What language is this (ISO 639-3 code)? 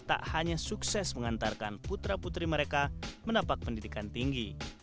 ind